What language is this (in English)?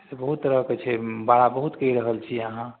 Maithili